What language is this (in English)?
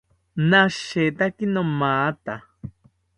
South Ucayali Ashéninka